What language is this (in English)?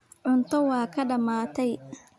Somali